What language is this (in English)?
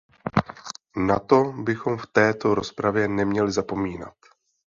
Czech